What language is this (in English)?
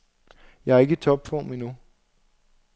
Danish